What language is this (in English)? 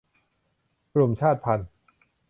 Thai